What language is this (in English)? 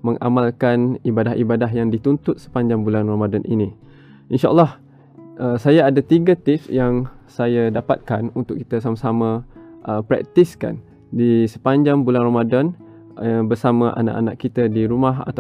Malay